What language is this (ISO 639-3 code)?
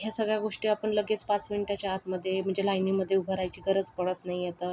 mar